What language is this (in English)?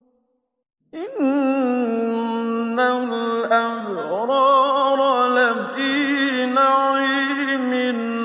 Arabic